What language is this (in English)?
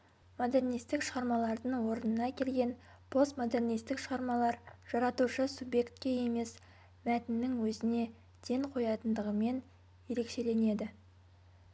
Kazakh